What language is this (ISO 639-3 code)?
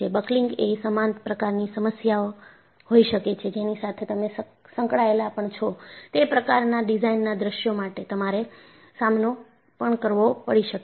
guj